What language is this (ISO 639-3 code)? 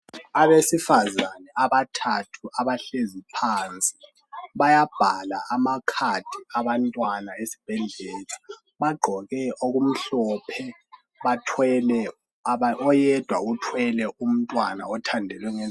nde